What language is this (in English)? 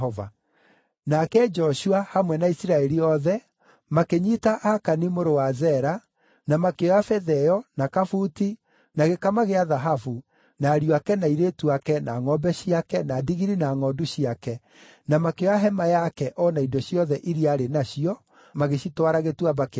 Kikuyu